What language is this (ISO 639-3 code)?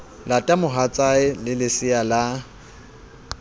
sot